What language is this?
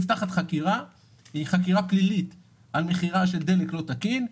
Hebrew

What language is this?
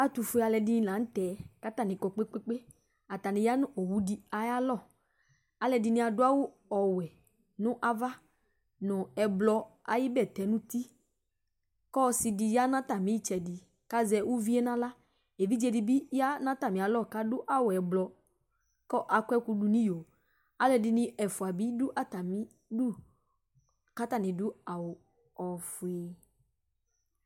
Ikposo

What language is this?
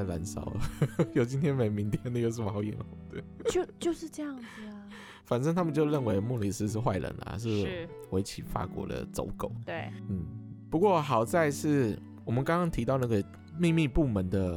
Chinese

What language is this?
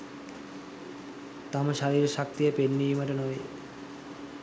Sinhala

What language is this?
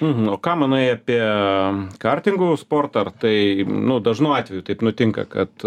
Lithuanian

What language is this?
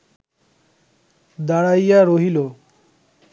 Bangla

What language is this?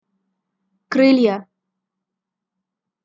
Russian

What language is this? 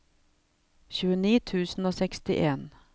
Norwegian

